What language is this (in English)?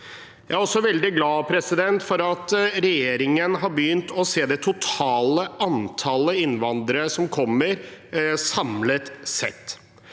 Norwegian